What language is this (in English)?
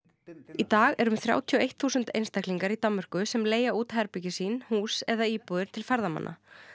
Icelandic